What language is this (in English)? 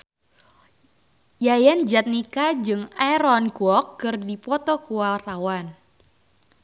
Sundanese